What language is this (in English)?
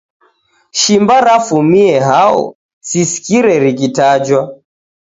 Taita